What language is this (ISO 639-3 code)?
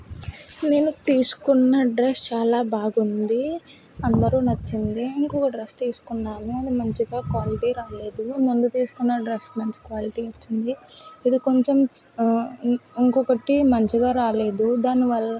tel